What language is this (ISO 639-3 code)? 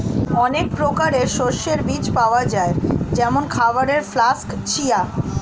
ben